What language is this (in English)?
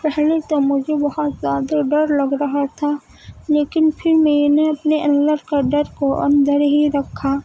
Urdu